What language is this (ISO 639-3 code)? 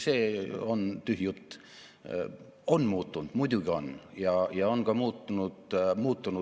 est